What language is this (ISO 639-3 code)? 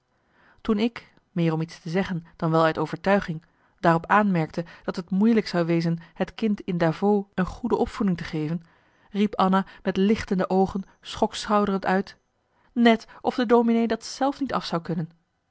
nld